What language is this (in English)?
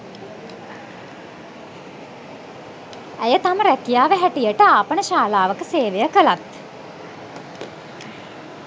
Sinhala